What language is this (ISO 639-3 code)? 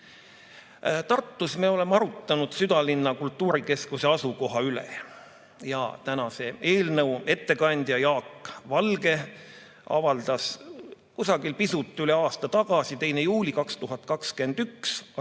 est